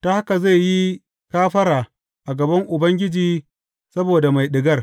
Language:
Hausa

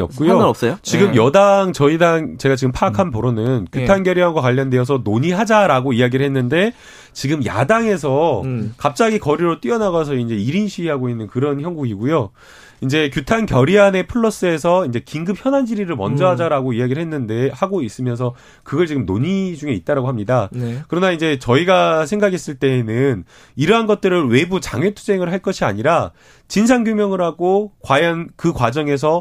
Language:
Korean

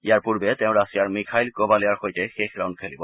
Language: Assamese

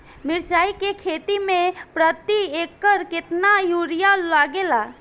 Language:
Bhojpuri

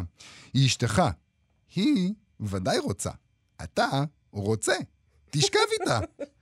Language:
Hebrew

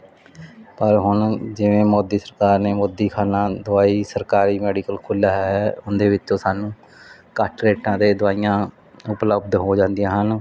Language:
Punjabi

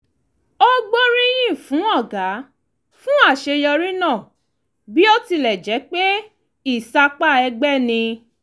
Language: Yoruba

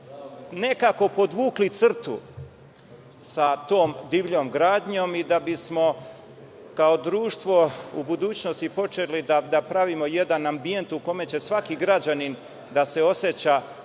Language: Serbian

